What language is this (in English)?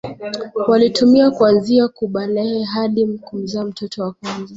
Swahili